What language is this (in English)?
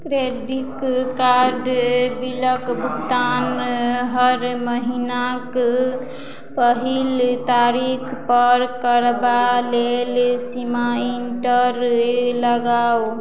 Maithili